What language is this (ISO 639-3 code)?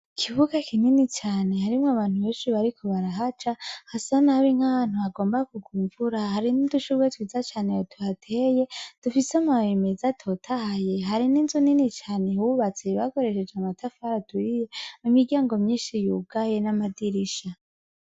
run